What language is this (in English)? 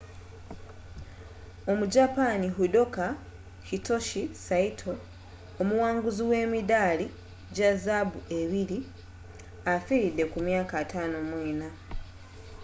Ganda